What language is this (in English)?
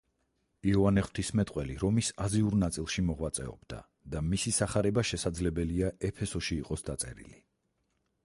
Georgian